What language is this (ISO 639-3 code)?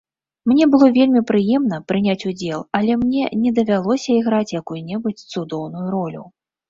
bel